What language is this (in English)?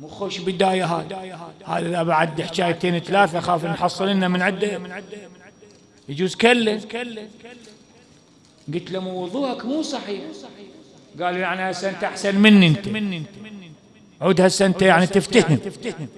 Arabic